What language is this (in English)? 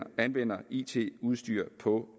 Danish